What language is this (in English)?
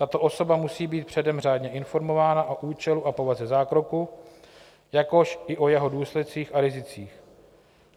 Czech